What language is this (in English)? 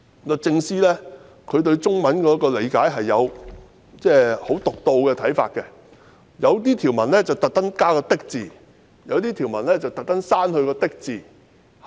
Cantonese